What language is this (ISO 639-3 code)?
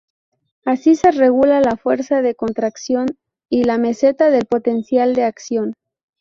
spa